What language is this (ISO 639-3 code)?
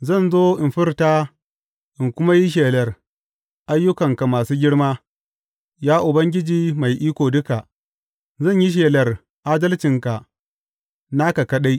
hau